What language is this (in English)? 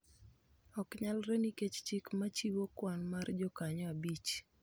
Luo (Kenya and Tanzania)